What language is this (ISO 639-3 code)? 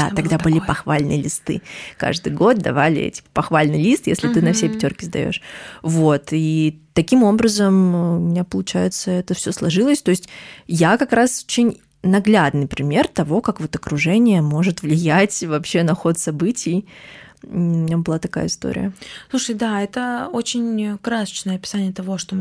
rus